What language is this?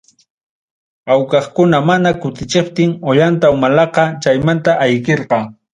Ayacucho Quechua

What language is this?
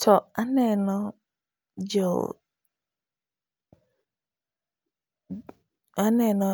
Luo (Kenya and Tanzania)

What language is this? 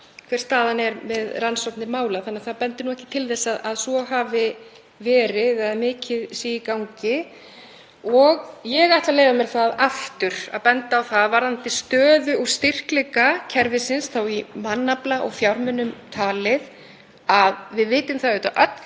Icelandic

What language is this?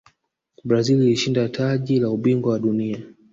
Swahili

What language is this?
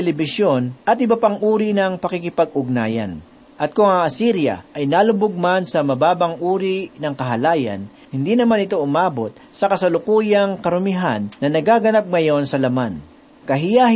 Filipino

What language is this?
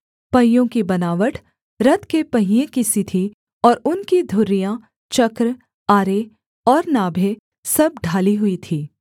Hindi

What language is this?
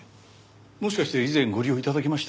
Japanese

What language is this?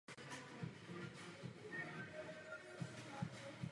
Czech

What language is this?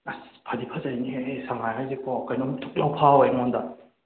Manipuri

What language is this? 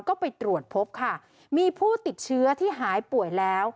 Thai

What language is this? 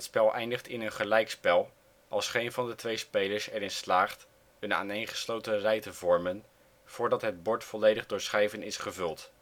Dutch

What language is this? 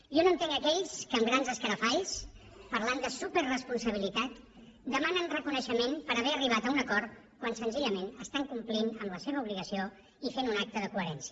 Catalan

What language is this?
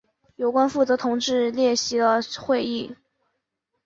Chinese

